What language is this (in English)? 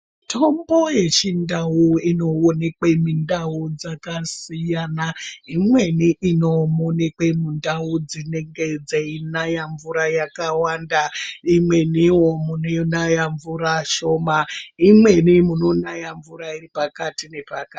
Ndau